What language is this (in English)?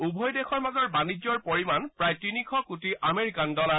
Assamese